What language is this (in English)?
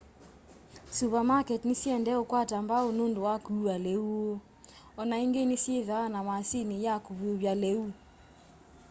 Kamba